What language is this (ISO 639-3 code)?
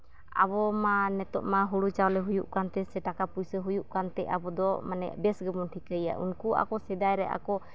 sat